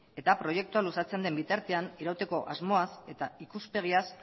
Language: Basque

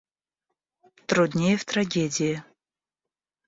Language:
Russian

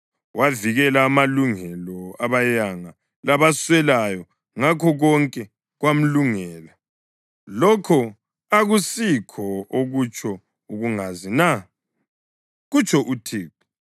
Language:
North Ndebele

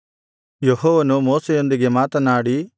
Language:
Kannada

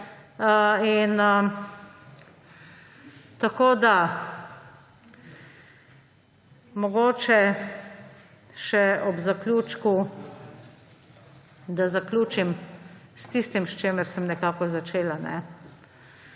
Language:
Slovenian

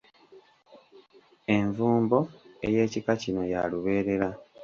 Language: Ganda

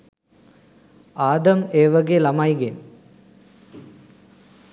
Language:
Sinhala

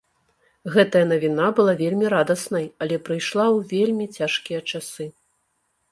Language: Belarusian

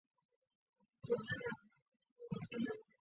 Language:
Chinese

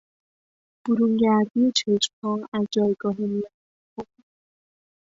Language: Persian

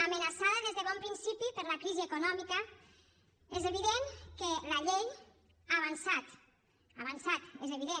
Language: Catalan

